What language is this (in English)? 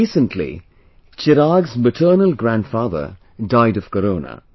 English